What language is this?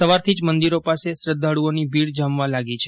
Gujarati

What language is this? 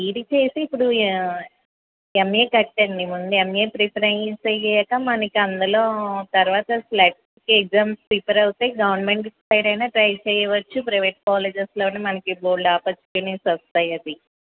Telugu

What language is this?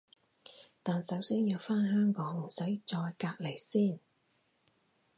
Cantonese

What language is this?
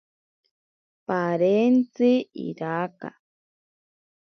Ashéninka Perené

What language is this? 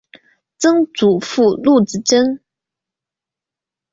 Chinese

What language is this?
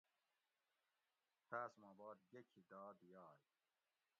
Gawri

